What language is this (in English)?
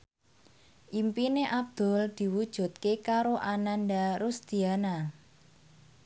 Javanese